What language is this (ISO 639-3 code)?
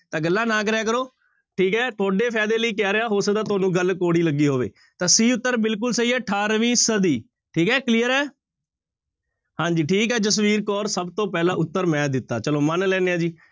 pan